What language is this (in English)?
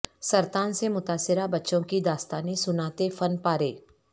Urdu